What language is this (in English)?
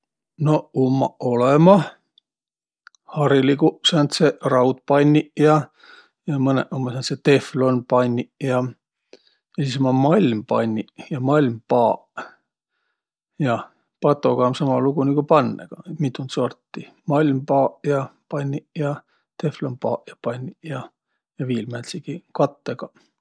Võro